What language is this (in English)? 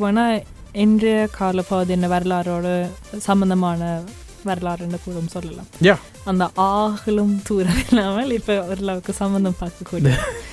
Tamil